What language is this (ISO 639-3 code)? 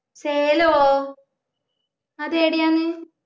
mal